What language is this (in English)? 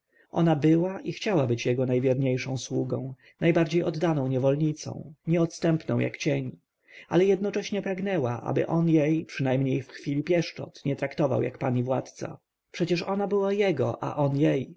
Polish